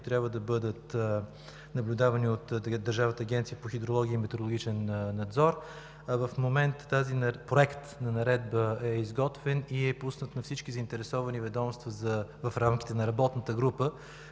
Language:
Bulgarian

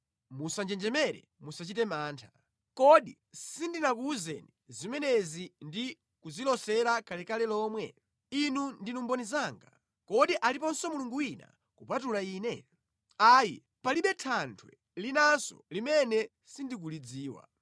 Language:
Nyanja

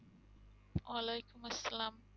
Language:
Bangla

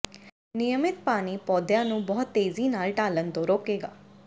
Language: Punjabi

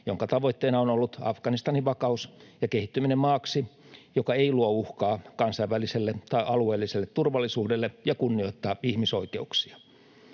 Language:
Finnish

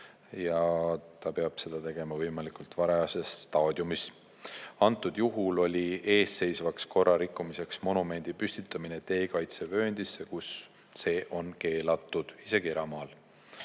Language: Estonian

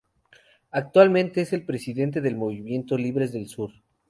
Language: Spanish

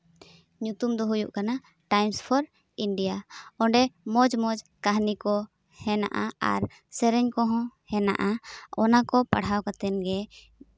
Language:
Santali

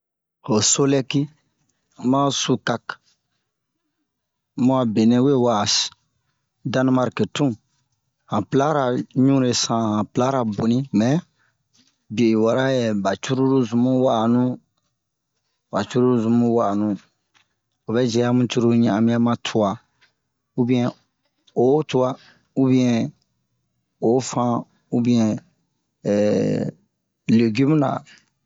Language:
Bomu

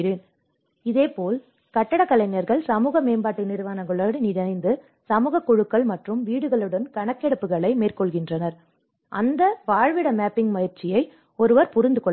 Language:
Tamil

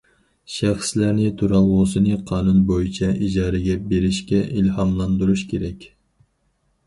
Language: Uyghur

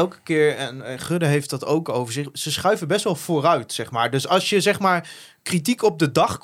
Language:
Dutch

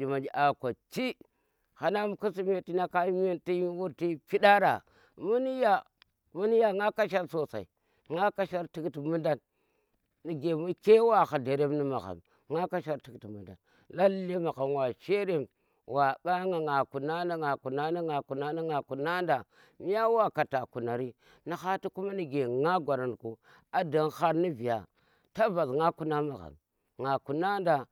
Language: Tera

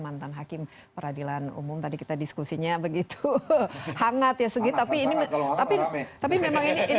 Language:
Indonesian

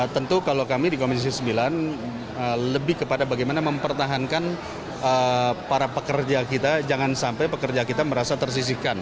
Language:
Indonesian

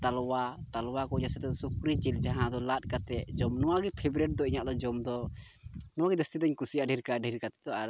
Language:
Santali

